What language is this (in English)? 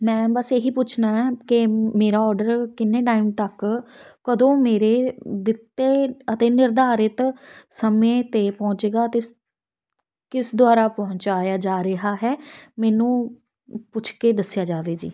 Punjabi